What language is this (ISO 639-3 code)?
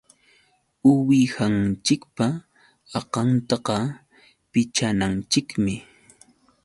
qux